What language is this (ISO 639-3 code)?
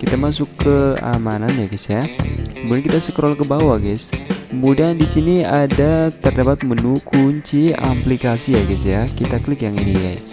ind